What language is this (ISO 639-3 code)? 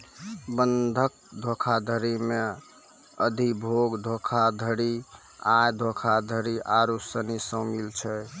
mai